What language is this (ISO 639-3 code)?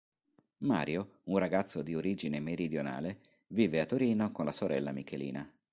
ita